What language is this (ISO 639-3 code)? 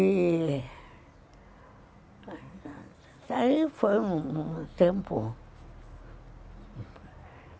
por